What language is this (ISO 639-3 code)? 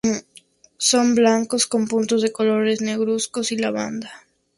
spa